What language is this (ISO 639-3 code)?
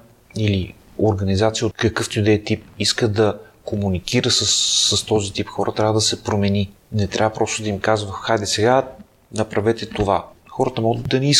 bul